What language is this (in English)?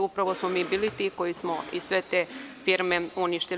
Serbian